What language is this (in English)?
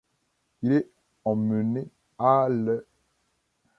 French